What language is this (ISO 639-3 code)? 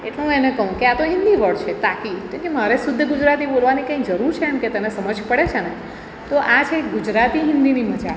guj